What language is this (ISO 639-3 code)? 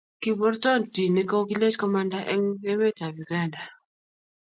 kln